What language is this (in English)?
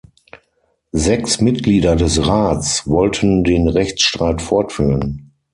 German